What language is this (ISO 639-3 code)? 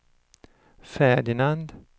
swe